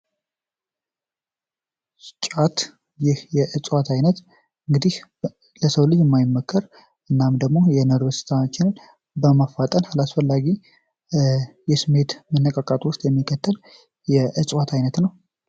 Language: Amharic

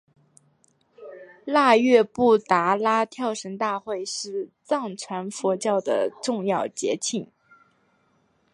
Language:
Chinese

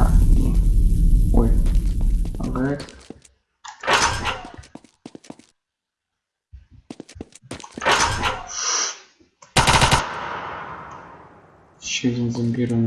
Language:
Russian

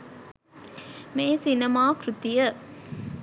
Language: Sinhala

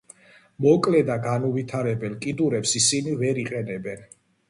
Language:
Georgian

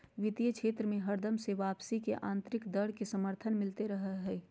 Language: Magahi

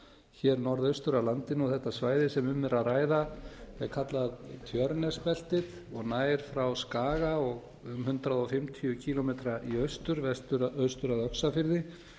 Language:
Icelandic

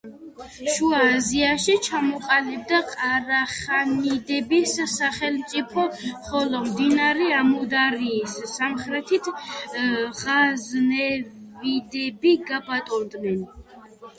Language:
Georgian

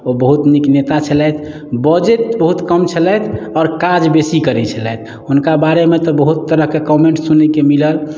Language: Maithili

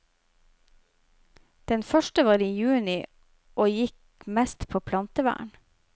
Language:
Norwegian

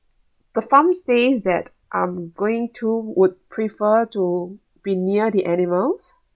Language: English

